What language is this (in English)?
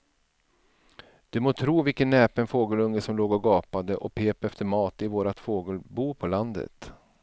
Swedish